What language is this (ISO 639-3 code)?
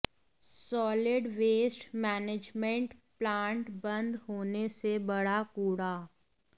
hin